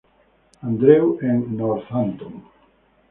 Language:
Spanish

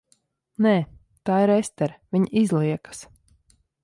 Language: Latvian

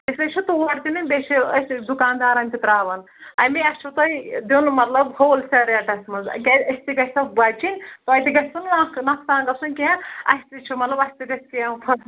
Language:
Kashmiri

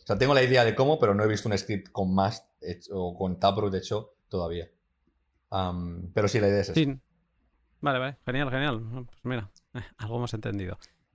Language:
Spanish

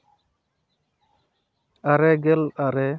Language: Santali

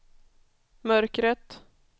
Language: Swedish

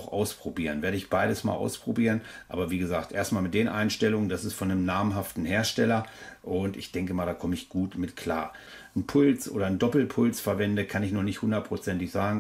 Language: German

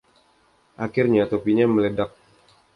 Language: Indonesian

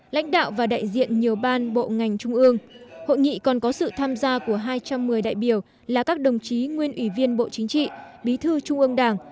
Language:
Vietnamese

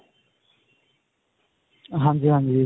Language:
Punjabi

